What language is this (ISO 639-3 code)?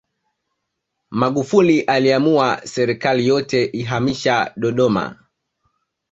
swa